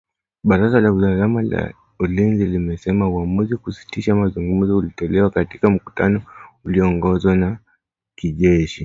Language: Swahili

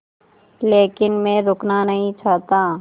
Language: Hindi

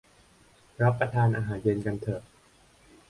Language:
Thai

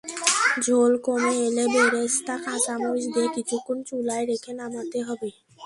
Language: Bangla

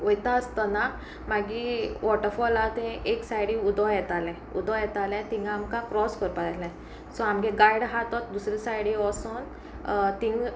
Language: Konkani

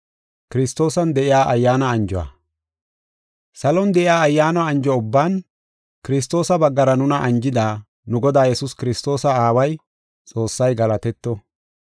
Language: Gofa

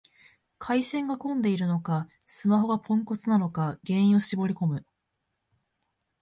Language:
Japanese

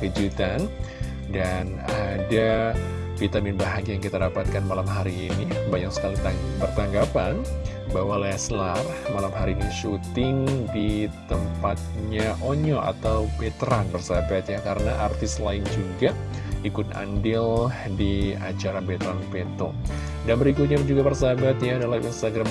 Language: Indonesian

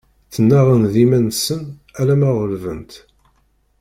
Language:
Kabyle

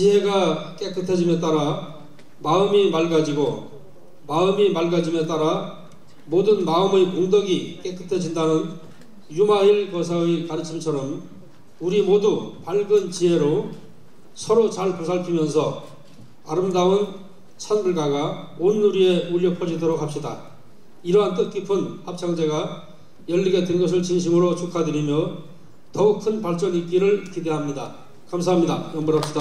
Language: Korean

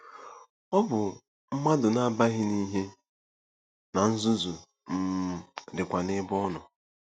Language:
Igbo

